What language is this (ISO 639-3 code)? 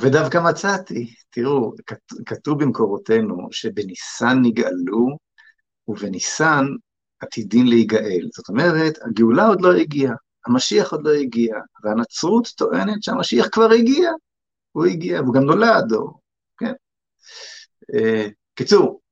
heb